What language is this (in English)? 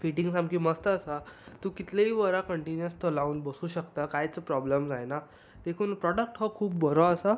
Konkani